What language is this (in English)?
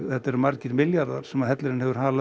Icelandic